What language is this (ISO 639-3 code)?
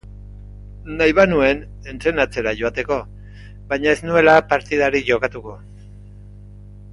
eus